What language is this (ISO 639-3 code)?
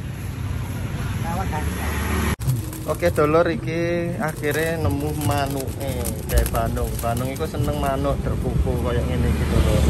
ind